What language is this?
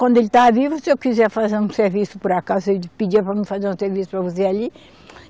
Portuguese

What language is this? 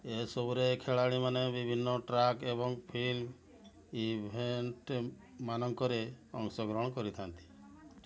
Odia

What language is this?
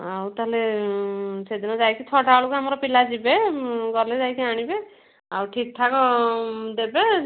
Odia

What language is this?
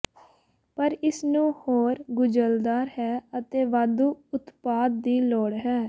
Punjabi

